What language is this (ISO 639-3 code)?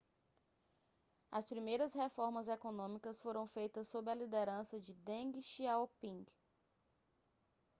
por